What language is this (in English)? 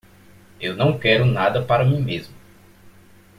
Portuguese